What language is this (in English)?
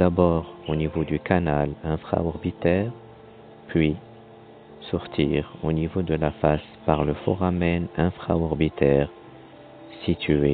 French